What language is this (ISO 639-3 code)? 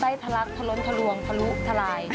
tha